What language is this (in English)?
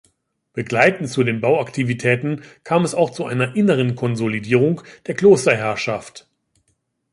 German